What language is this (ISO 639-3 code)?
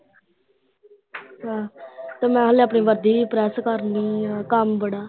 pan